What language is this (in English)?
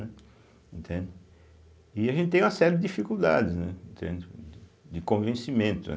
Portuguese